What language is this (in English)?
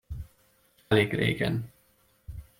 Hungarian